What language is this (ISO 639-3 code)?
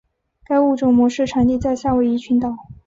zho